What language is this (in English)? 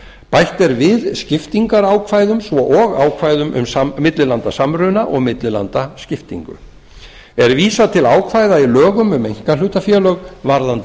Icelandic